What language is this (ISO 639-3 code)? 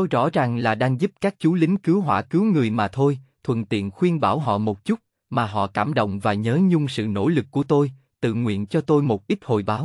vie